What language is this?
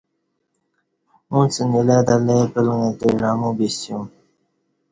Kati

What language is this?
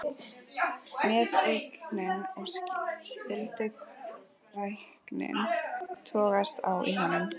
Icelandic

